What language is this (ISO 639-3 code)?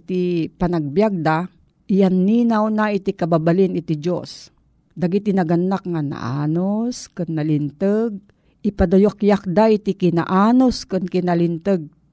fil